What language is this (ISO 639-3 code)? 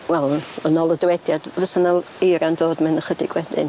cym